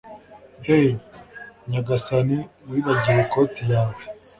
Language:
Kinyarwanda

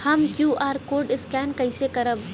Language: Bhojpuri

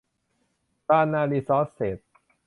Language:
Thai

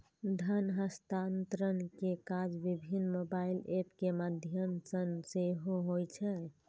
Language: Maithili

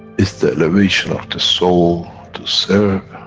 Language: English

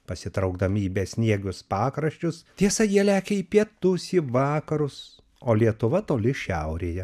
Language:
Lithuanian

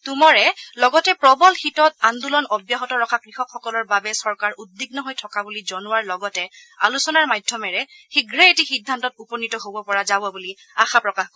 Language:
Assamese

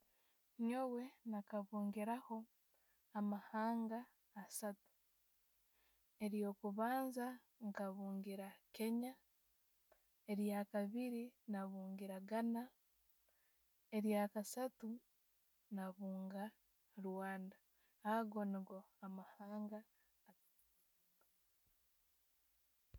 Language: Tooro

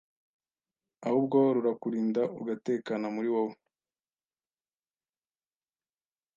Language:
Kinyarwanda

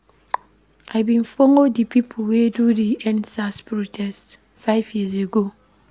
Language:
Nigerian Pidgin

